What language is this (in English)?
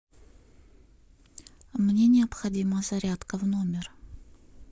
Russian